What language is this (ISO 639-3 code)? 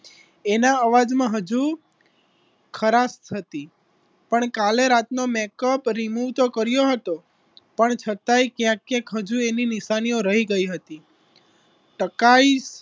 guj